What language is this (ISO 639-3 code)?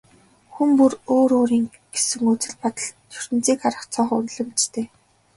mon